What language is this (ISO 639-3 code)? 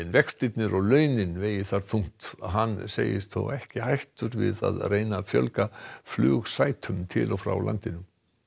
isl